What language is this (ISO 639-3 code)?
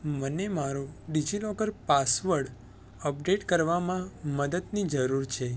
guj